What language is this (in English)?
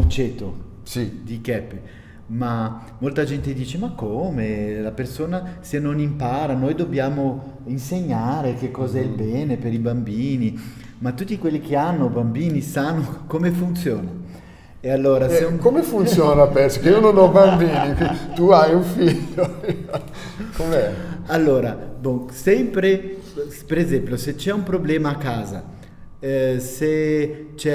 Italian